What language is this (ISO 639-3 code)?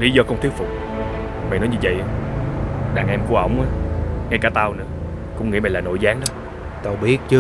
vie